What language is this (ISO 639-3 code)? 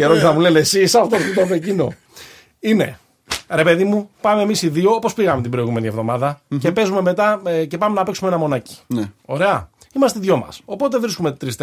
ell